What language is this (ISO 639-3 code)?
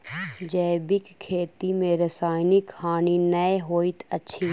mai